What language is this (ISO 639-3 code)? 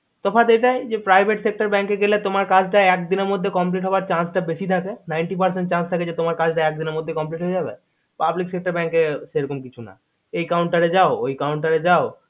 ben